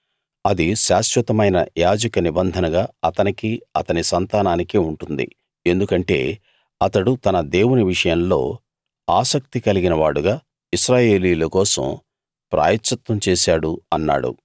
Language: Telugu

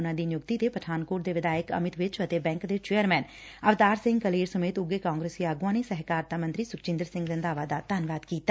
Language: Punjabi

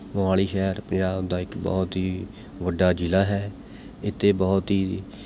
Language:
Punjabi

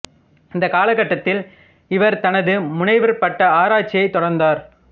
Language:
Tamil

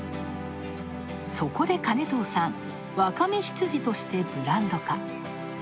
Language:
Japanese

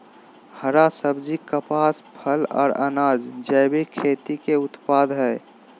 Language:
Magahi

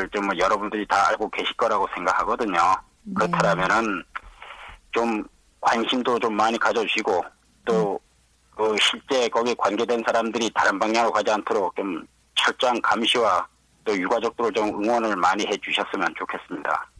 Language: Korean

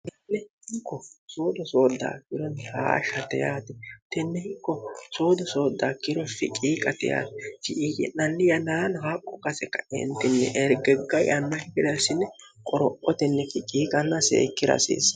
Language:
Sidamo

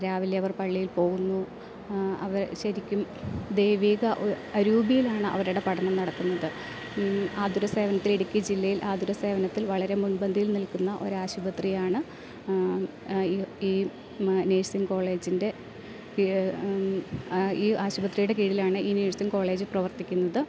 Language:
Malayalam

